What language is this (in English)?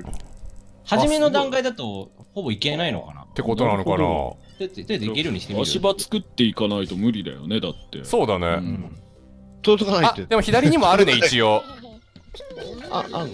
Japanese